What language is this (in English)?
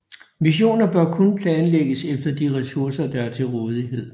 Danish